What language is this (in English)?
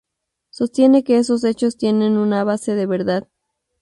Spanish